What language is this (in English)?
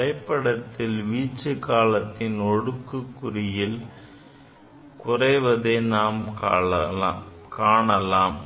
Tamil